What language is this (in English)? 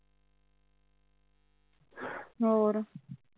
Punjabi